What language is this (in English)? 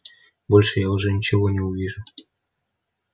Russian